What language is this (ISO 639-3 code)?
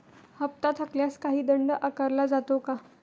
mar